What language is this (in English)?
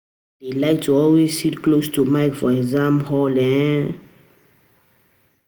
Nigerian Pidgin